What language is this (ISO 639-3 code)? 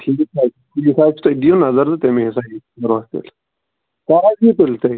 kas